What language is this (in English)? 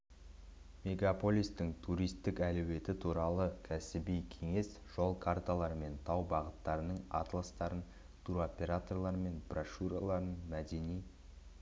Kazakh